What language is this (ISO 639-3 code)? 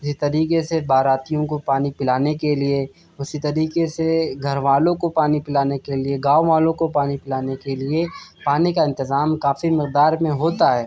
urd